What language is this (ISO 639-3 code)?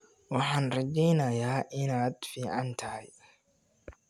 som